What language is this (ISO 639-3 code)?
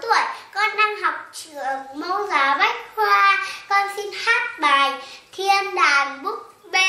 vie